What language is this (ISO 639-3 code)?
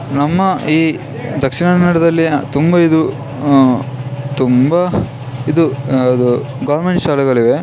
kan